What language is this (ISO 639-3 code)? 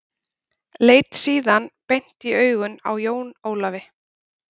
isl